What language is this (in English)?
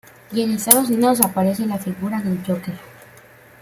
Spanish